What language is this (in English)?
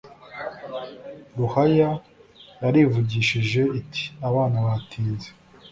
Kinyarwanda